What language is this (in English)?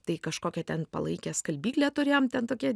Lithuanian